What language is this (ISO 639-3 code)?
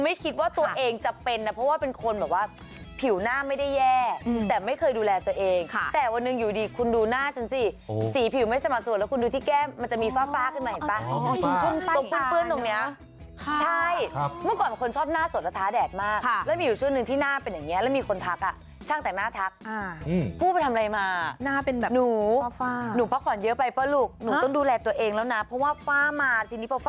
tha